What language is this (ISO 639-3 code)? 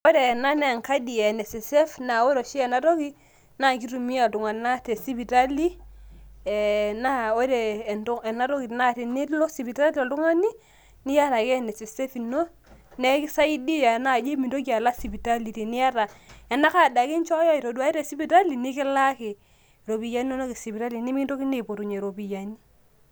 mas